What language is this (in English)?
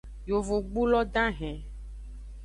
Aja (Benin)